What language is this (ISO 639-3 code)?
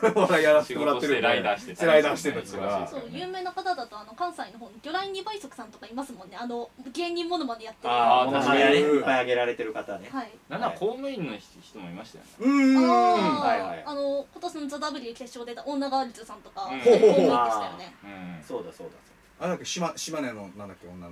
jpn